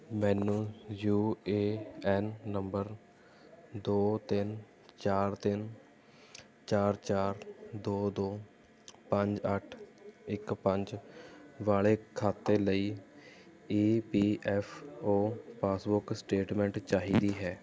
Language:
Punjabi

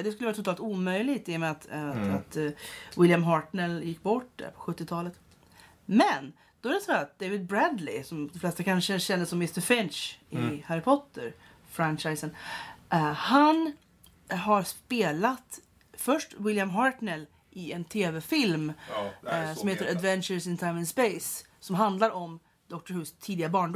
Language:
Swedish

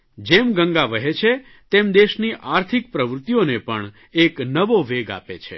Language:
Gujarati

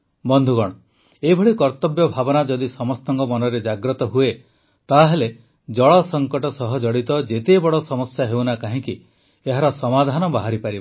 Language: Odia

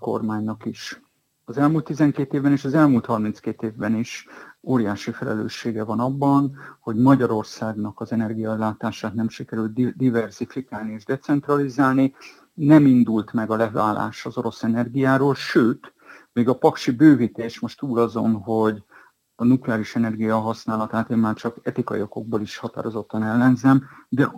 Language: Hungarian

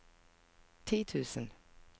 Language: Norwegian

